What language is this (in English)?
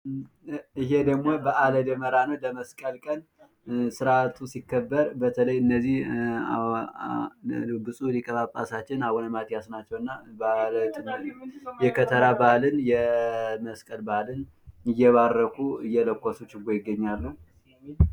Amharic